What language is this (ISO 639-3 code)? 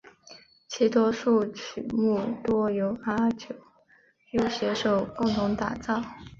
zho